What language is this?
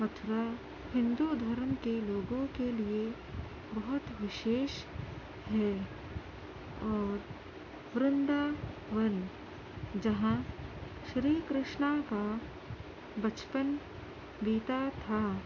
Urdu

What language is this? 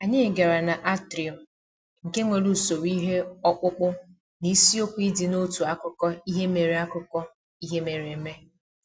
Igbo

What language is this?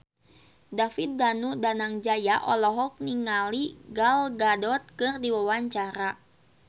Sundanese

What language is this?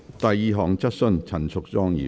Cantonese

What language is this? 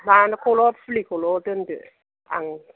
Bodo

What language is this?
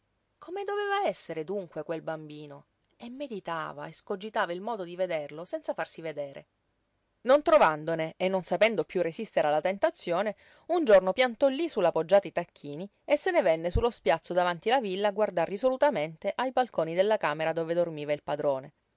Italian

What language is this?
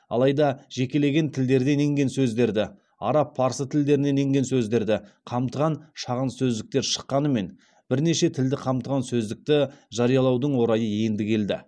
Kazakh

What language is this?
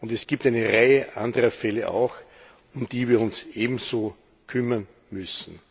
German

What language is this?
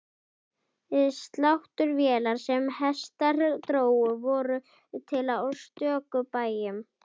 Icelandic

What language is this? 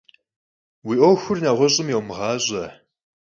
Kabardian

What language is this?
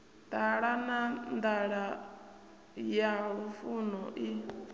Venda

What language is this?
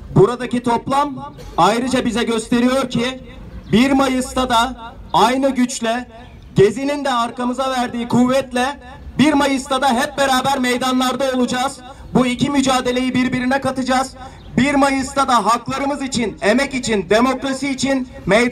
Turkish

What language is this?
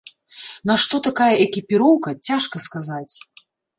Belarusian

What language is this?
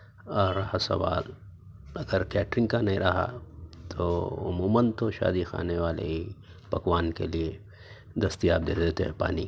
Urdu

